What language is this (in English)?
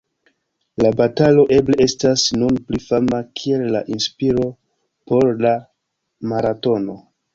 Esperanto